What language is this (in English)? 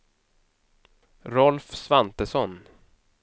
Swedish